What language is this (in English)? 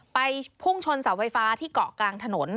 Thai